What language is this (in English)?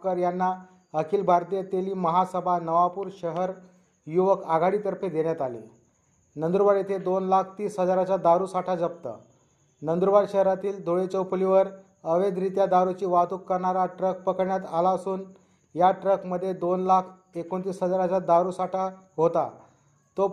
Marathi